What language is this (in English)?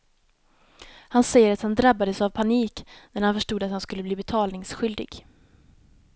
Swedish